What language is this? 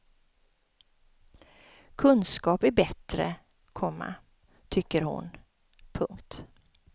Swedish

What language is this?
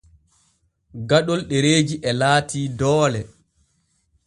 Borgu Fulfulde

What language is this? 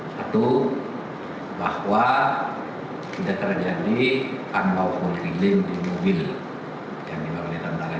Indonesian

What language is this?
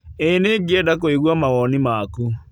Kikuyu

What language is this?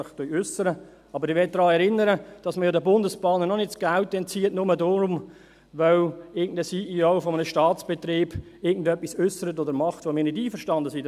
Swiss German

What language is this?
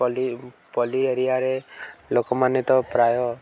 Odia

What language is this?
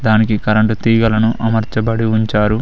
Telugu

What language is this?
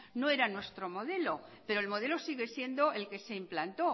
Spanish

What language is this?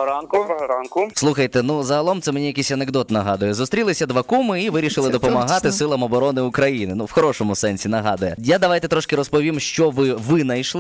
Ukrainian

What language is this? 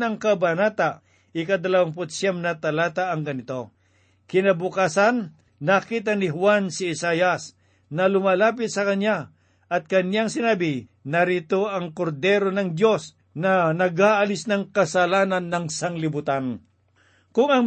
Filipino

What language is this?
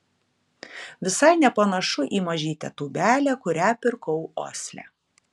Lithuanian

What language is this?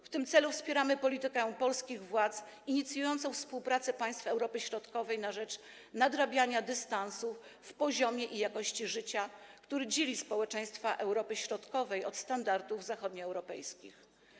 Polish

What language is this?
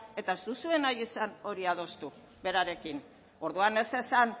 Basque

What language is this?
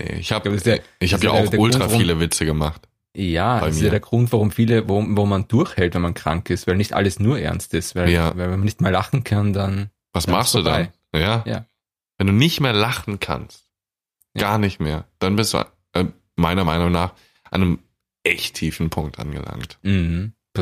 German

